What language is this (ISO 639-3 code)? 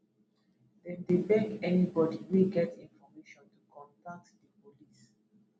pcm